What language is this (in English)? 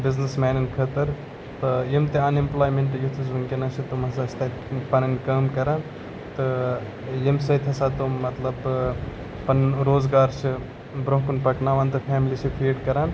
Kashmiri